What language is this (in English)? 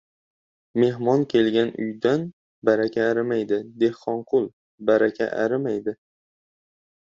Uzbek